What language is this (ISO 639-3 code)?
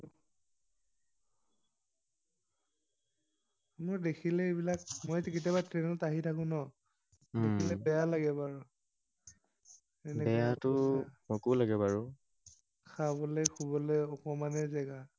asm